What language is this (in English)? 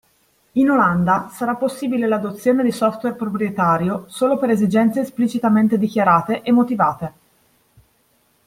Italian